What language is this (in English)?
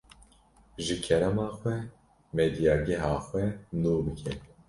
Kurdish